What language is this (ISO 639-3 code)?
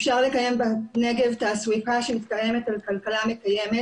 heb